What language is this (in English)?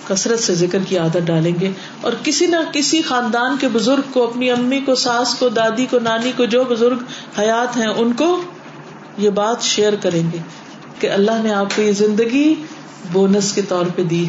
Urdu